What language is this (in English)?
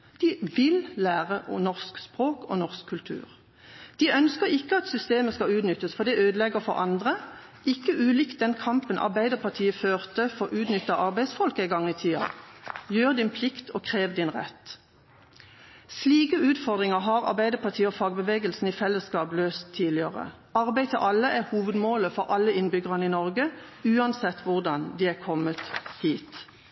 Norwegian Bokmål